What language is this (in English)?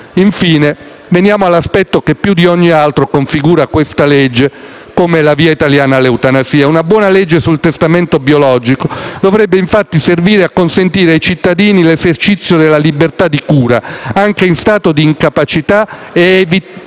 Italian